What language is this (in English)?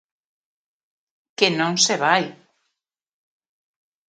Galician